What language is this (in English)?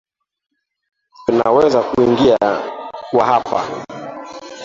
Swahili